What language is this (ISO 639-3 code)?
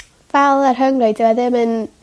cym